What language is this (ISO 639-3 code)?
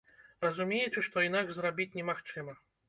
bel